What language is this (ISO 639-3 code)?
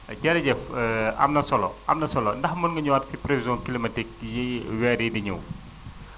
wol